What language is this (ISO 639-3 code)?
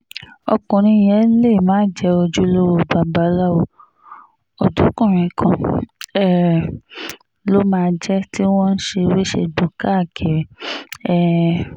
yor